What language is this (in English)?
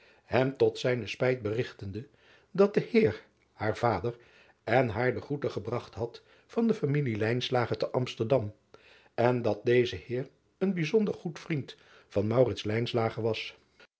Dutch